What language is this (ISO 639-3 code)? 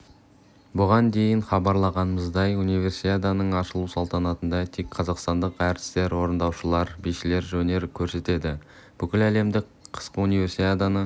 kaz